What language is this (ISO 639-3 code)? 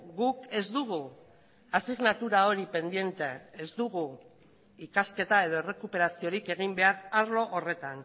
eus